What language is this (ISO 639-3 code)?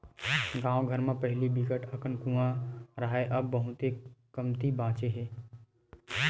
hne